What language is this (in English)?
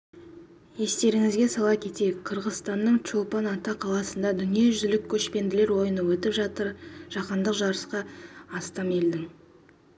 Kazakh